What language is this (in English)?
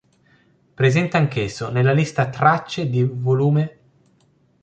Italian